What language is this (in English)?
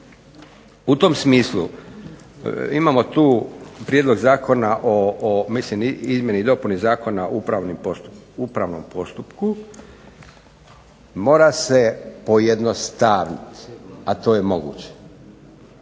Croatian